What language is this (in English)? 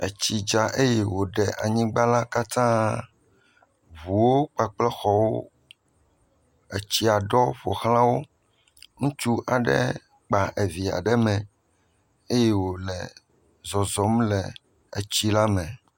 Ewe